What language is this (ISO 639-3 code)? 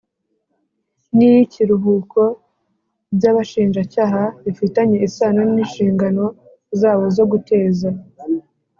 kin